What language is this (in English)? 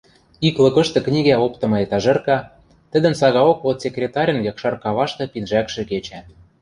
Western Mari